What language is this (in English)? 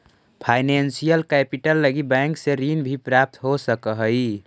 Magahi